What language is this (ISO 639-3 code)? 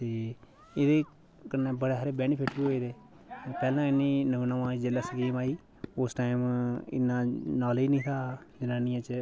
doi